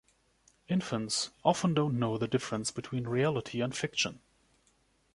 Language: English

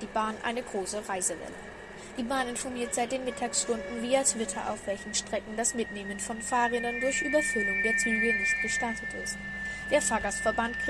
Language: German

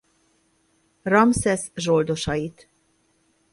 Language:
Hungarian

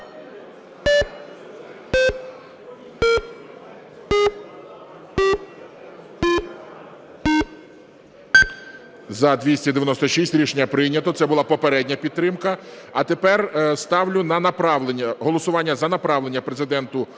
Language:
Ukrainian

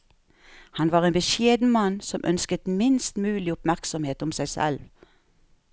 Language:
Norwegian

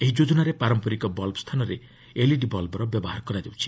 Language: Odia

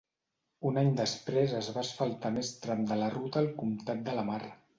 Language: Catalan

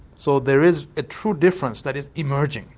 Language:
English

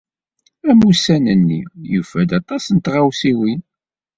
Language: Kabyle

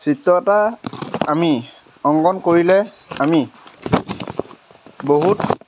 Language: Assamese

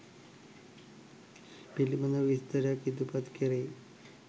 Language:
Sinhala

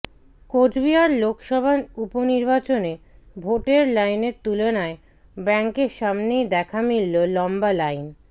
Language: Bangla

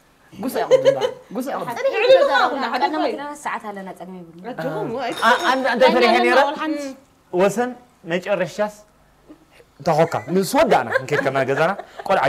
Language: Arabic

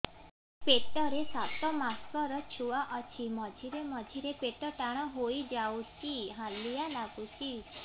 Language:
Odia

